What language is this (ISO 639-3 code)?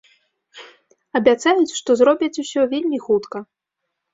bel